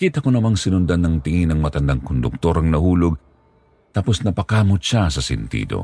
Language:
Filipino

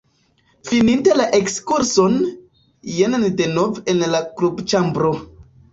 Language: Esperanto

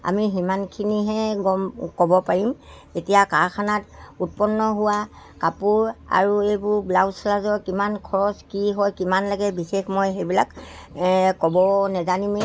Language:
Assamese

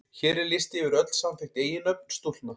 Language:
Icelandic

